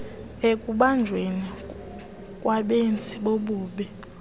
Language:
Xhosa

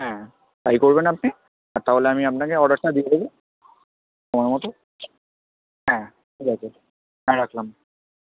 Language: Bangla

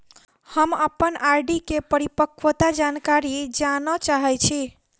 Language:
Maithili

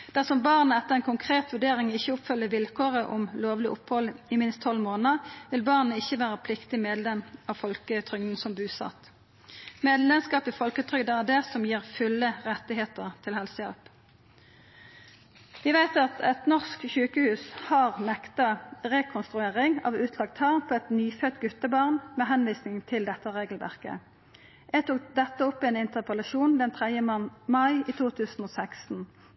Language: Norwegian Nynorsk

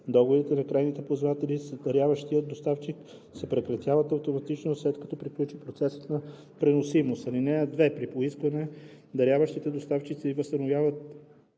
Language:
Bulgarian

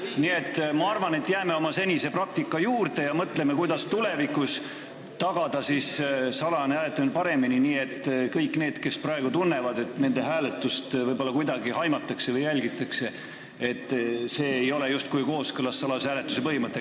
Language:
Estonian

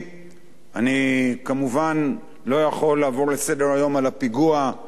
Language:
Hebrew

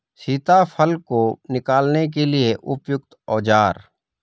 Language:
Hindi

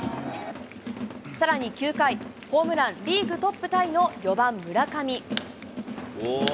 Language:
Japanese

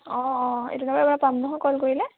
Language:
Assamese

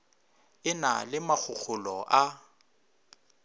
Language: Northern Sotho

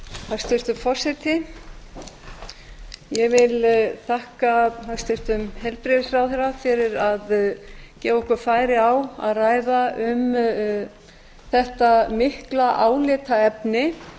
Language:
Icelandic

